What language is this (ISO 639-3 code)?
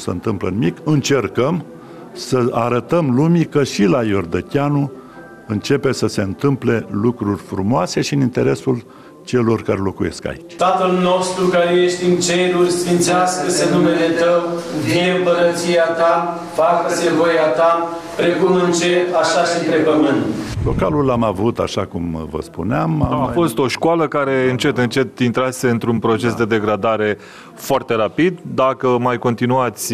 ron